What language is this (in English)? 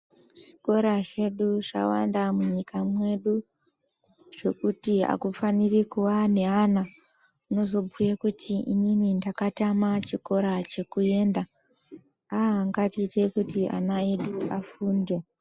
Ndau